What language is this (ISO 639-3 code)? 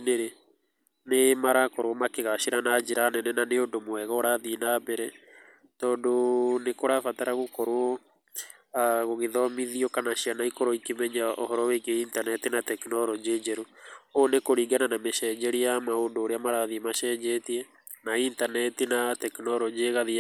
kik